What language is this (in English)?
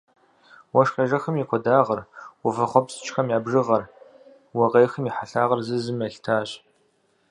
Kabardian